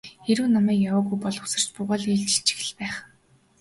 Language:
Mongolian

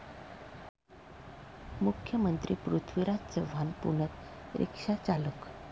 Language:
Marathi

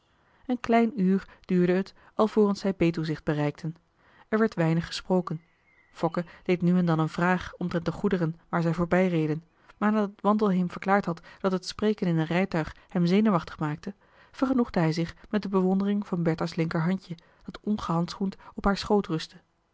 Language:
Dutch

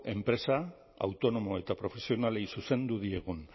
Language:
Basque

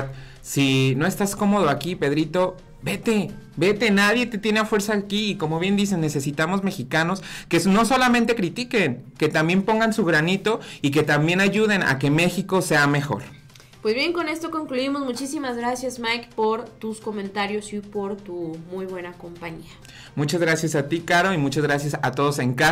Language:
Spanish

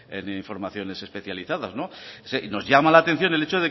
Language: Spanish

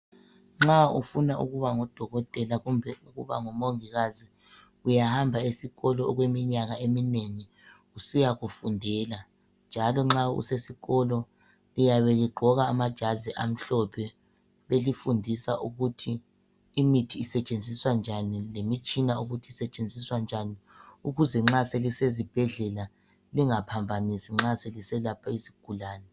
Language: North Ndebele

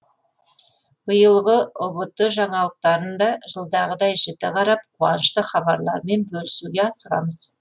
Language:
Kazakh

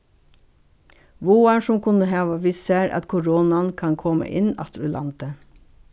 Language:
Faroese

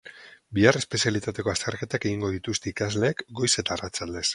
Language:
Basque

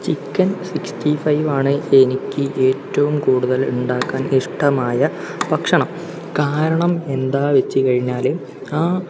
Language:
Malayalam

